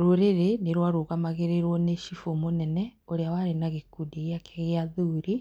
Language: Kikuyu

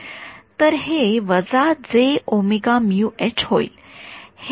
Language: Marathi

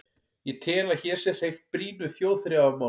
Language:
Icelandic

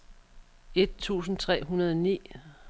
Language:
Danish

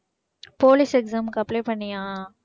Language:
Tamil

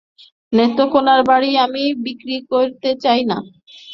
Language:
Bangla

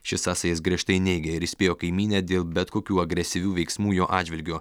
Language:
Lithuanian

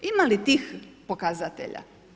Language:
Croatian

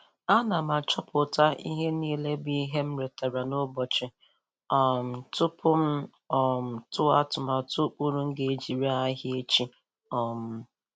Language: Igbo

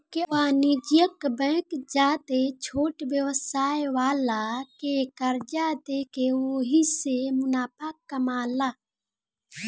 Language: Bhojpuri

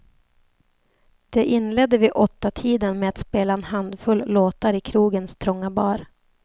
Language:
Swedish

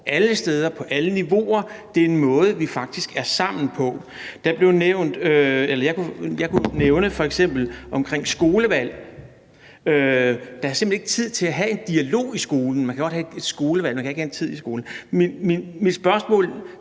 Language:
Danish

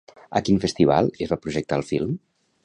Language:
Catalan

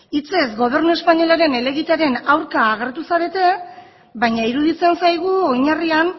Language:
Basque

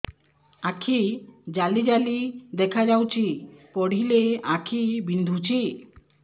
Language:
Odia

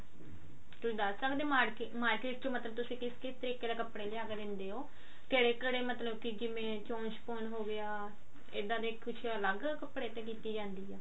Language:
Punjabi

